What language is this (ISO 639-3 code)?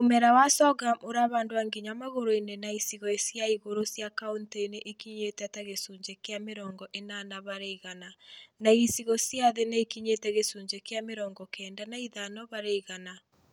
kik